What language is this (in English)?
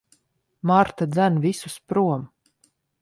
Latvian